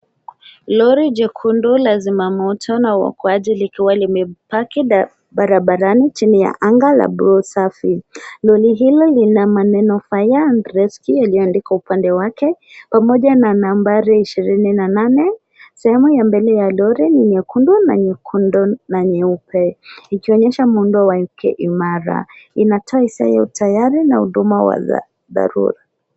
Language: Swahili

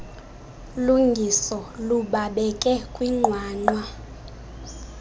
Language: Xhosa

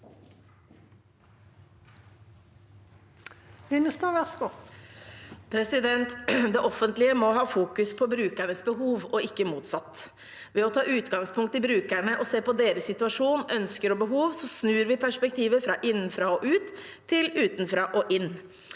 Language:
Norwegian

